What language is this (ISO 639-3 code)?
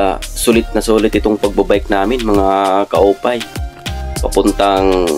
fil